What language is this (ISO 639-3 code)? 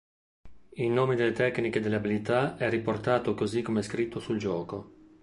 ita